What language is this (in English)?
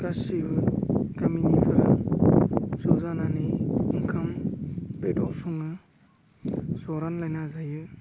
Bodo